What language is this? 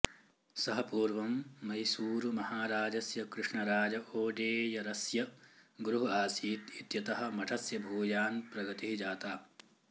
Sanskrit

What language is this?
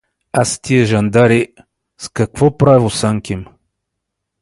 Bulgarian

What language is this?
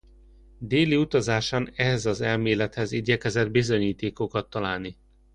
Hungarian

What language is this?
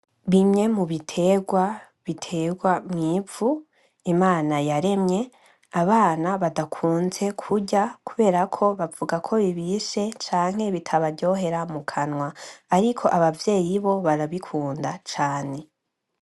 Rundi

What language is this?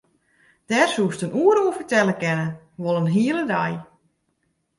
Western Frisian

